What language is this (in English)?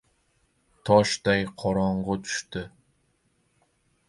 Uzbek